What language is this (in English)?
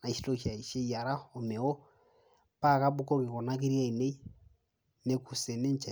Masai